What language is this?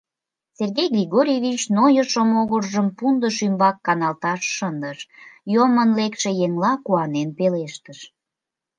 Mari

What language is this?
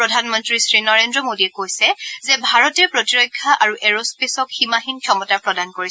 Assamese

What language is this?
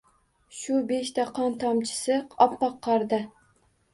Uzbek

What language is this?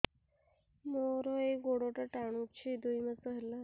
Odia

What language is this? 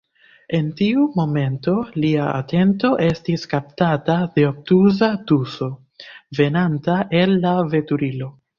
Esperanto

